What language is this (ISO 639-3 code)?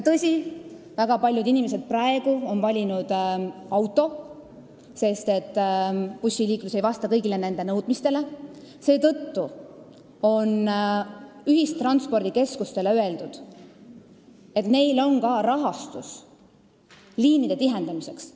est